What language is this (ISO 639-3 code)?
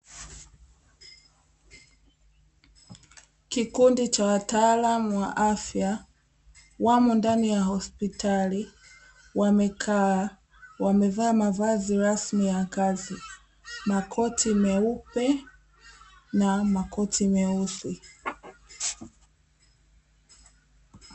swa